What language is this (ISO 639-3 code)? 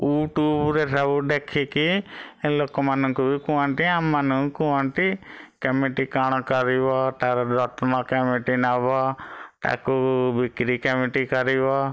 ori